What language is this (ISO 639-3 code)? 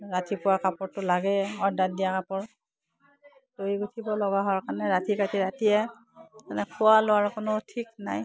asm